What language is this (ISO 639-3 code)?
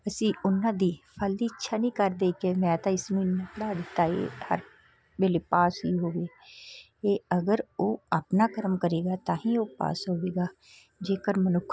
pan